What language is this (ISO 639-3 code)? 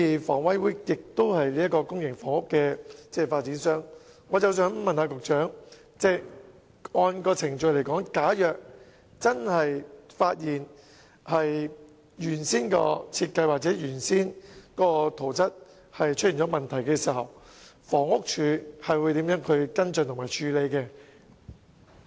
yue